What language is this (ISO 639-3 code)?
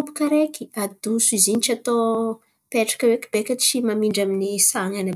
xmv